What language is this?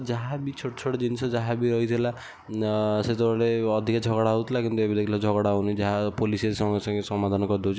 Odia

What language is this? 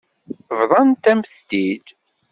Kabyle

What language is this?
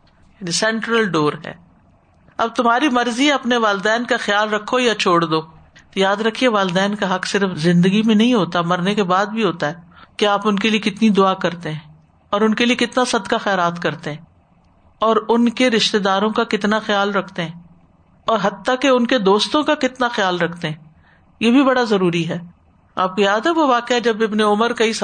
Urdu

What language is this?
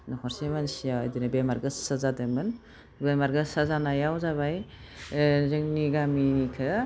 Bodo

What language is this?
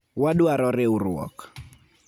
Luo (Kenya and Tanzania)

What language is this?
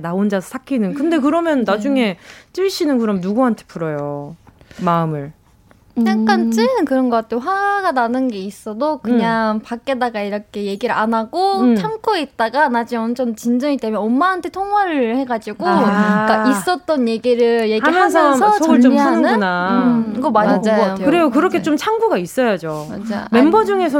Korean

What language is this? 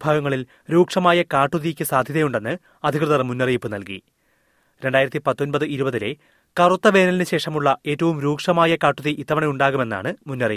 Malayalam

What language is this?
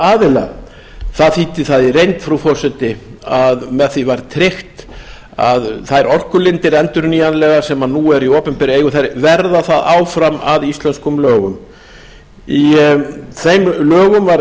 Icelandic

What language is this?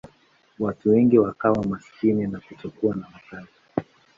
Swahili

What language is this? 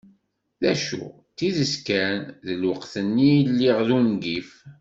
Kabyle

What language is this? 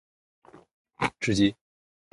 Chinese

